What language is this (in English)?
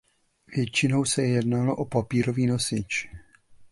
Czech